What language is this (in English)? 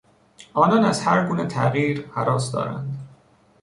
Persian